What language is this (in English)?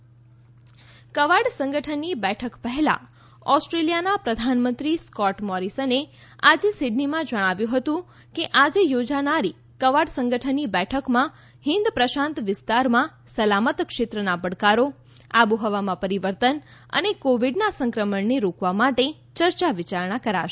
Gujarati